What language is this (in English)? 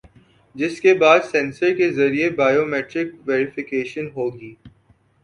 Urdu